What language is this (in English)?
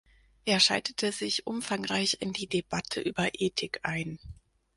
German